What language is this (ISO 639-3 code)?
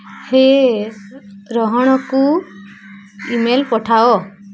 ori